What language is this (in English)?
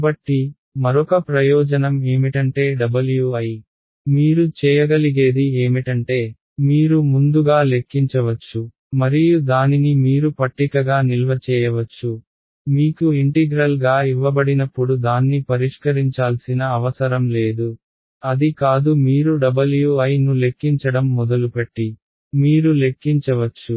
Telugu